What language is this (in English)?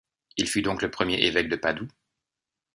French